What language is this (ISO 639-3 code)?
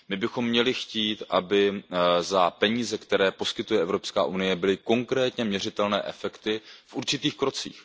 ces